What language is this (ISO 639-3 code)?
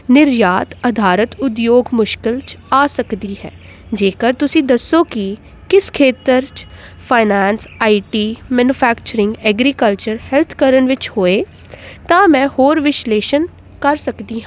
pan